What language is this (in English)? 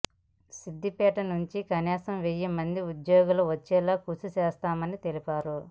Telugu